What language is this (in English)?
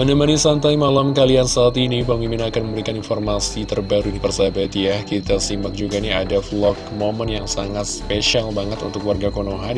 Indonesian